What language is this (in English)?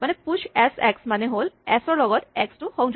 Assamese